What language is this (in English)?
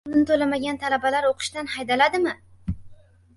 Uzbek